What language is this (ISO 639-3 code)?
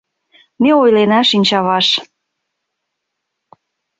chm